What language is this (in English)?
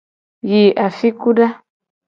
Gen